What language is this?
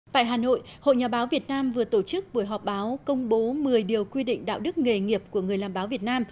Vietnamese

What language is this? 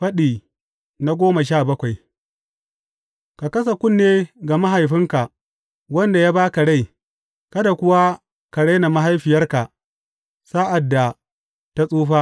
Hausa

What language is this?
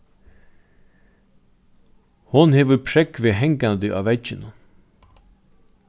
Faroese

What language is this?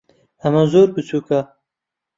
Central Kurdish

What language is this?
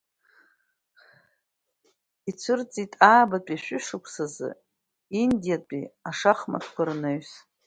Abkhazian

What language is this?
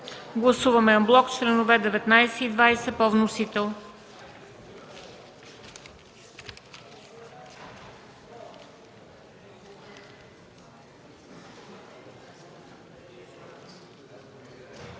Bulgarian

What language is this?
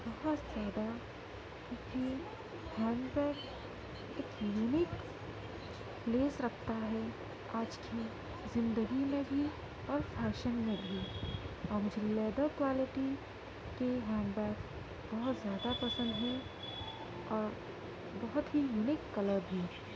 Urdu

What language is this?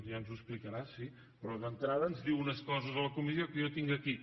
Catalan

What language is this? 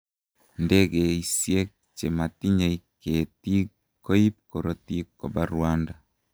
Kalenjin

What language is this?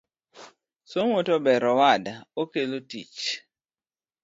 Luo (Kenya and Tanzania)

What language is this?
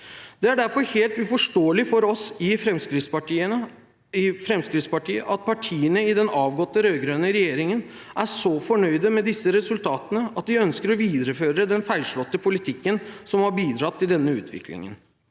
Norwegian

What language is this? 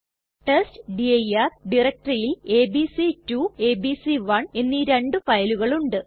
Malayalam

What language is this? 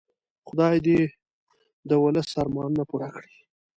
Pashto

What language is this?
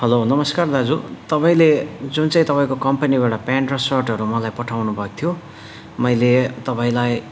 Nepali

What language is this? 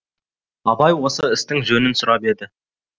Kazakh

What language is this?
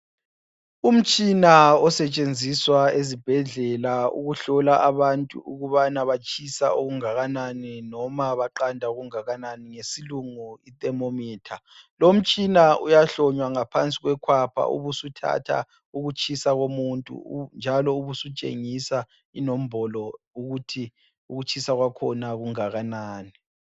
North Ndebele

